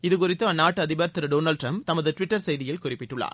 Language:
Tamil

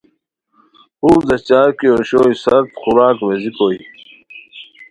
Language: Khowar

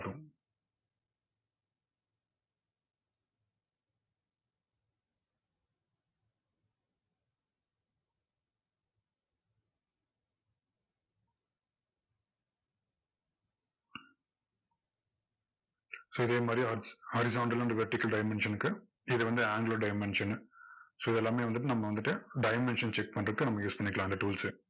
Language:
Tamil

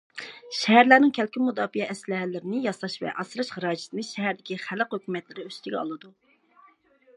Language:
Uyghur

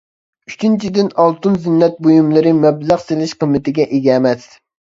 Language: Uyghur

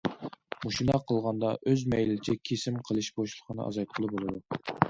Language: Uyghur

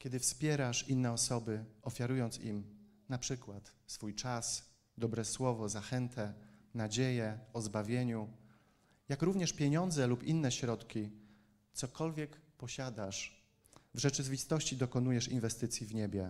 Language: Polish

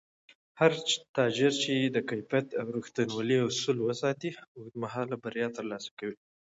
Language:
Pashto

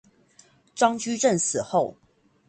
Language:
Chinese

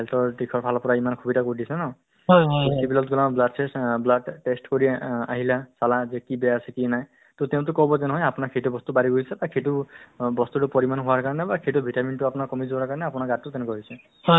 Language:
Assamese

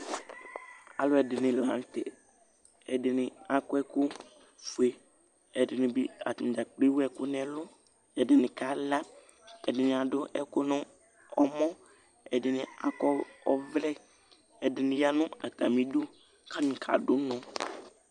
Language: Ikposo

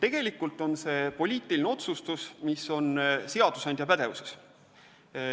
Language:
Estonian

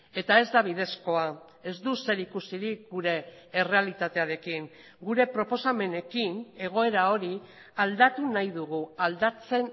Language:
Basque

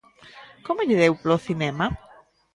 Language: Galician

